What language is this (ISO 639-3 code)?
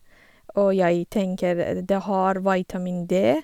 nor